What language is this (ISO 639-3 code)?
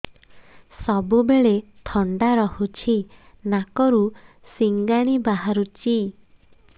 ori